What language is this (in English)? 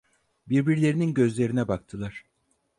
Turkish